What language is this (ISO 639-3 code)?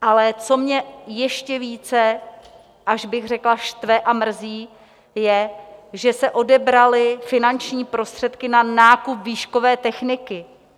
ces